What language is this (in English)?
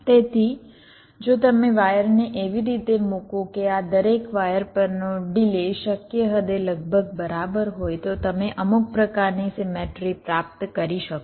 Gujarati